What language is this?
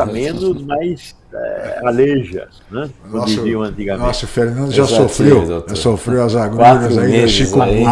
Portuguese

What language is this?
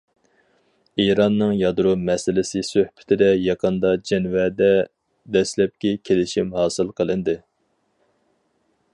Uyghur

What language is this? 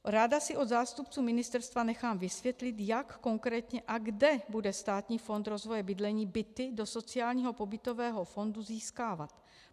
Czech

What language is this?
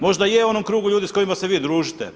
Croatian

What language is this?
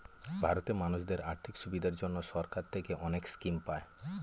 Bangla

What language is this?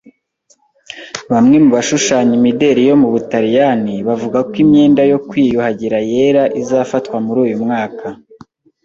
Kinyarwanda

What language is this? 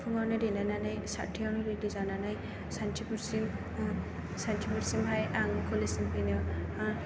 Bodo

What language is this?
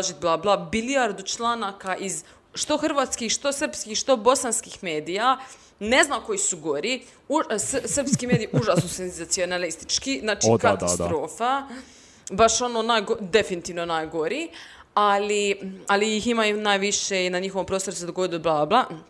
Croatian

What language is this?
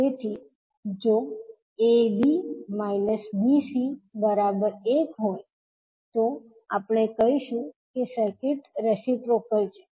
Gujarati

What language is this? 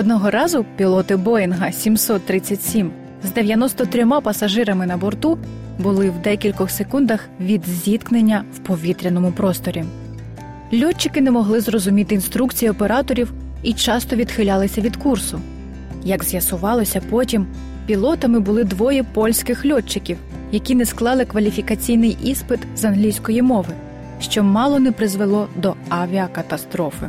Ukrainian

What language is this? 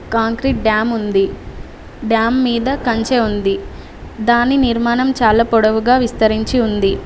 Telugu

